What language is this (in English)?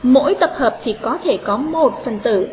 Vietnamese